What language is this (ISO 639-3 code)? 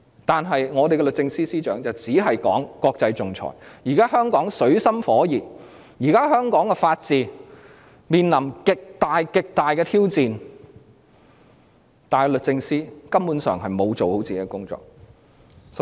yue